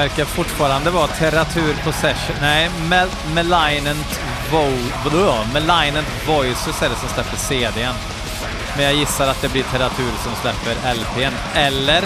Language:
Swedish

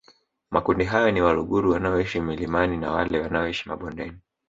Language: Swahili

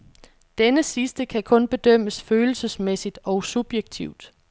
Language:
Danish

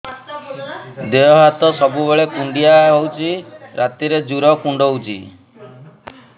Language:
Odia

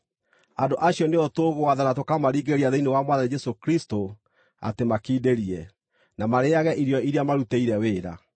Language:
Kikuyu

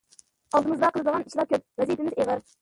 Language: Uyghur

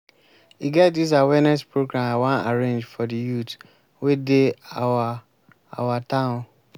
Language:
Nigerian Pidgin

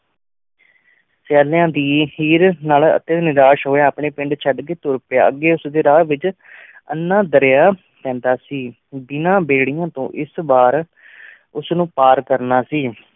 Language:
Punjabi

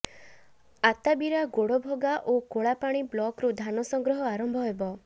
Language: Odia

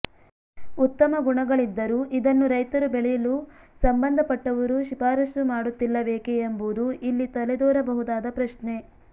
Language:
Kannada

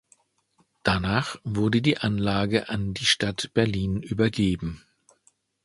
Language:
German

